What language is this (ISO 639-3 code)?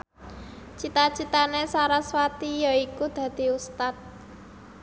jav